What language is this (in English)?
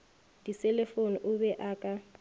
Northern Sotho